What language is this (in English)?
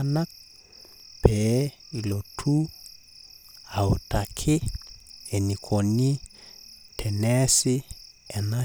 Masai